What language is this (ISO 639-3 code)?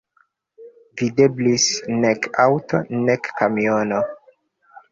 epo